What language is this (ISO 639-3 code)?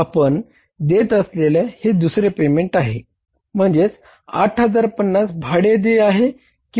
mar